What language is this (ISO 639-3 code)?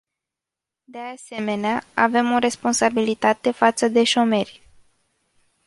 ron